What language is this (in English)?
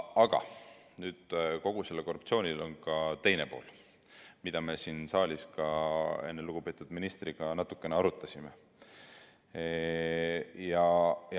Estonian